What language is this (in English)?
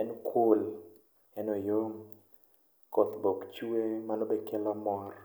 Luo (Kenya and Tanzania)